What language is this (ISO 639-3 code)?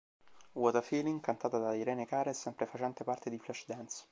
ita